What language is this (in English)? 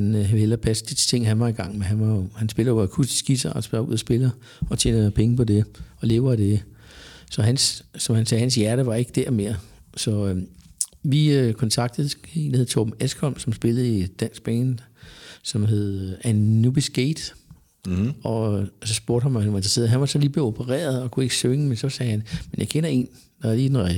Danish